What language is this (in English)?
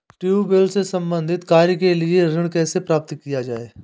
Hindi